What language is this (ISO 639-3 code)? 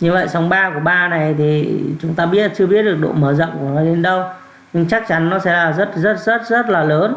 vie